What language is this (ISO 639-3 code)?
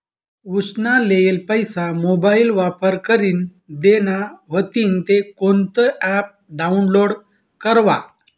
mar